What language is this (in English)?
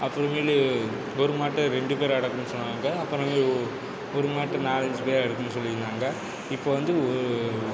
Tamil